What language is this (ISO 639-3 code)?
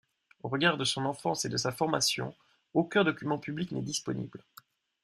fra